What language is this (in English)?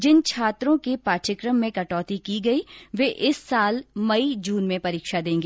Hindi